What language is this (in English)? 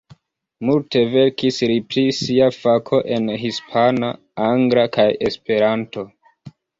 Esperanto